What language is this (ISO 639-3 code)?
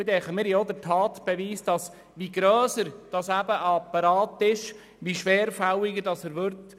gsw